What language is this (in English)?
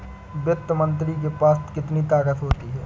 Hindi